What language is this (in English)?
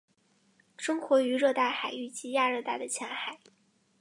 Chinese